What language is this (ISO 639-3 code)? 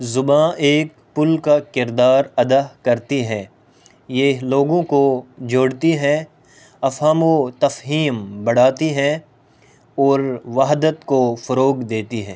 urd